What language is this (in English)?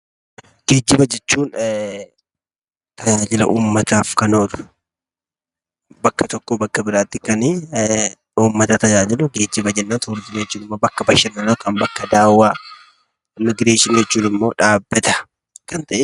Oromo